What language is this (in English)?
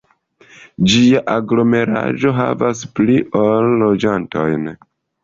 Esperanto